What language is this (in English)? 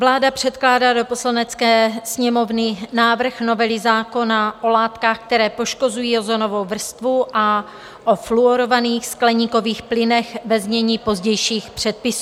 Czech